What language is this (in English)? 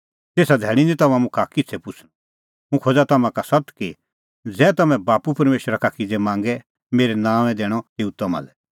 Kullu Pahari